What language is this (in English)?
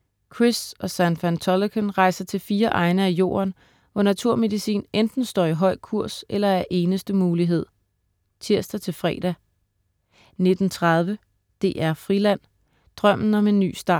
Danish